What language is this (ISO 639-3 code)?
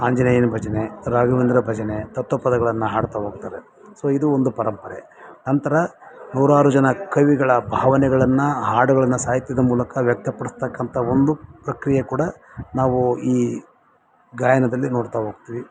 kan